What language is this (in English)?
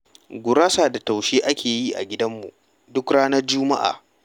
Hausa